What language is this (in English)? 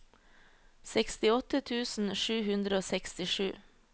Norwegian